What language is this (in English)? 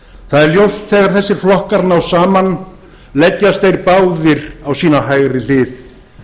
Icelandic